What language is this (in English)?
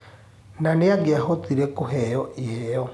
Kikuyu